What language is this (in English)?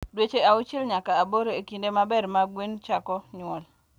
Luo (Kenya and Tanzania)